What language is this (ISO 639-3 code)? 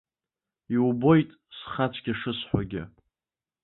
abk